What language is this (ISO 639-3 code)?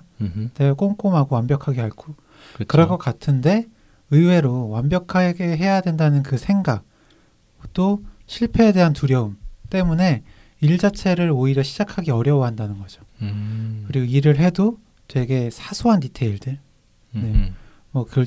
kor